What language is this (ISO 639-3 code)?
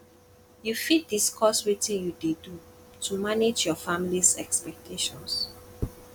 pcm